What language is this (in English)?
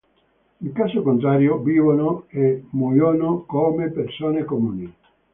Italian